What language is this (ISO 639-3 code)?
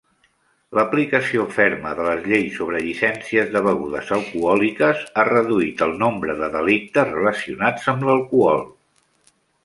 cat